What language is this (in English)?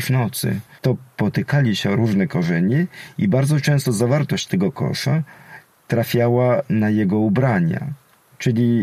Polish